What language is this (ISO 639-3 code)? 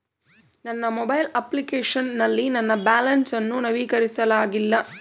kan